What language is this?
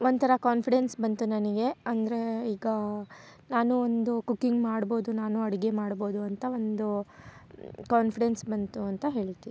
Kannada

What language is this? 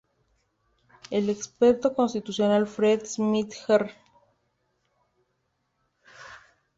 Spanish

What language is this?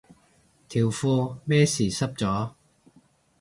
Cantonese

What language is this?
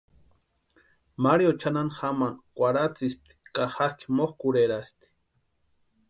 Western Highland Purepecha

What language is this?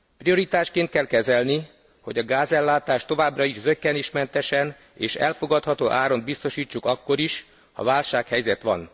Hungarian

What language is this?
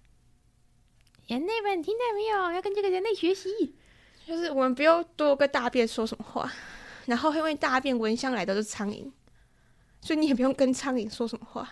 Chinese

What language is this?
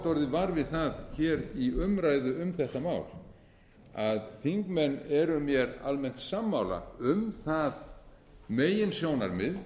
Icelandic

